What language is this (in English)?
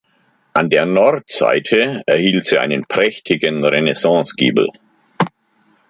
German